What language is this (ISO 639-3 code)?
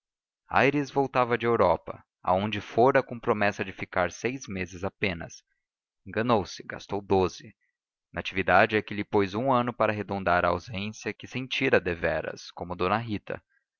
por